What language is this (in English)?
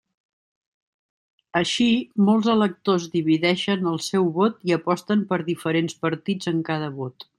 Catalan